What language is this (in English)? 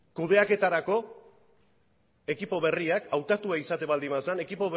Basque